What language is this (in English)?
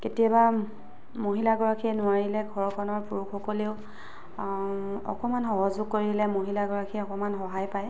Assamese